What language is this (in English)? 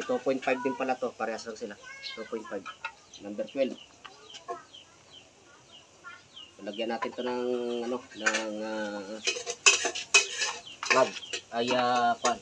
Filipino